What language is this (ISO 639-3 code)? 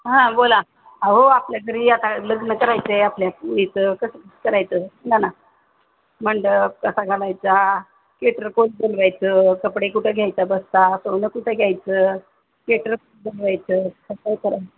mar